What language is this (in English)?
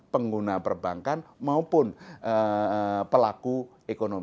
Indonesian